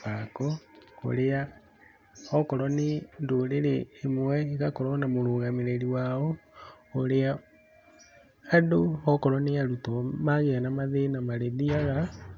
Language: Kikuyu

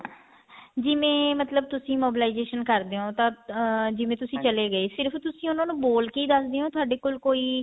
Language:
Punjabi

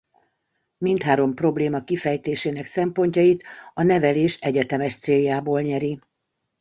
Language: Hungarian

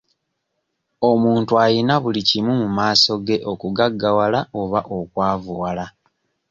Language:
Ganda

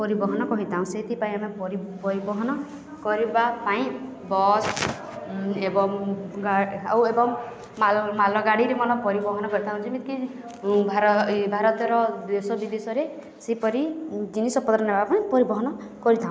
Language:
Odia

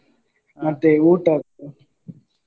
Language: Kannada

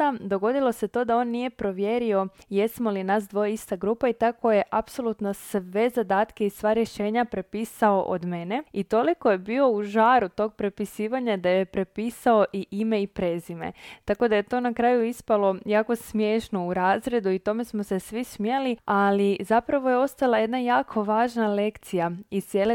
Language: Croatian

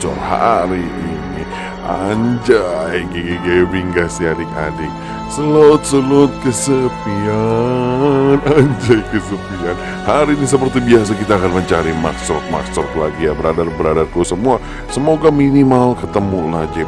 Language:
Indonesian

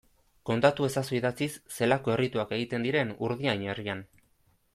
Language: Basque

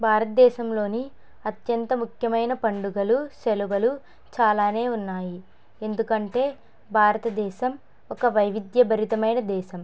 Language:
Telugu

